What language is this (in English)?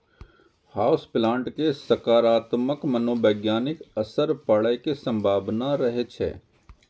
Maithili